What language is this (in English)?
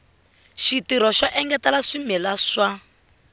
Tsonga